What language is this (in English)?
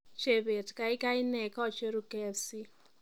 Kalenjin